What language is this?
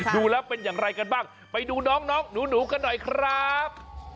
Thai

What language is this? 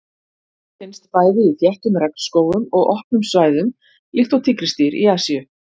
Icelandic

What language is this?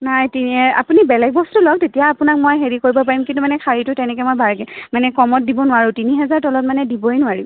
Assamese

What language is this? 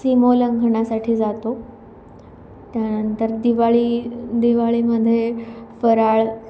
Marathi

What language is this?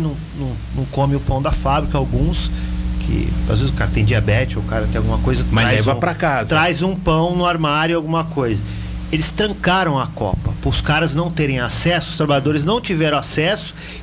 Portuguese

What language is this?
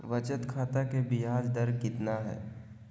Magahi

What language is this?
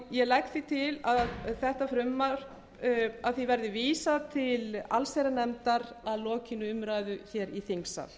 Icelandic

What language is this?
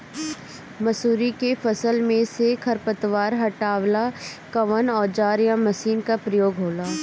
Bhojpuri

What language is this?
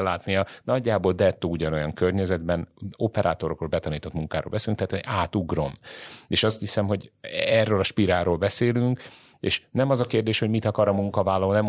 Hungarian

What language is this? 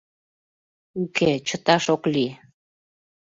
Mari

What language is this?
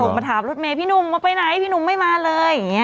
Thai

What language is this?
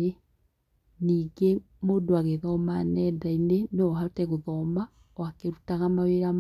Kikuyu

